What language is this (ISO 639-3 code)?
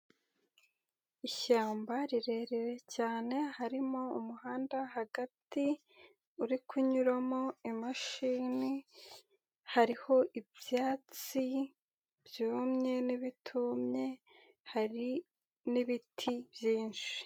kin